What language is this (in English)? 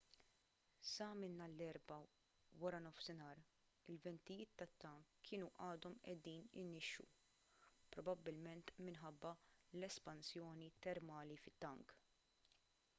Maltese